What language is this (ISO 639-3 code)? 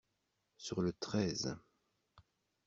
fra